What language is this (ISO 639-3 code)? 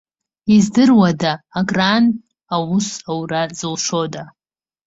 abk